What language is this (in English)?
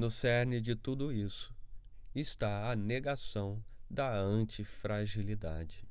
Portuguese